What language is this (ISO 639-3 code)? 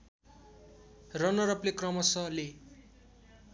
nep